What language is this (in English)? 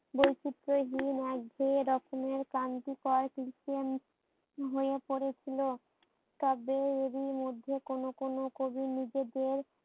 Bangla